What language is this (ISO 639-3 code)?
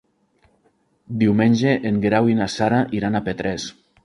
cat